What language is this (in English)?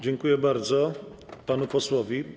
Polish